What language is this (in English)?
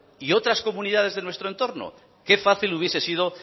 Spanish